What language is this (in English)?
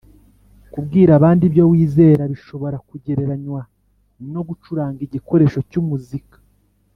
Kinyarwanda